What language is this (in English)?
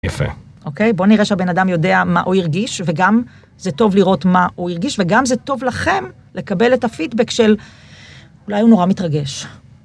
Hebrew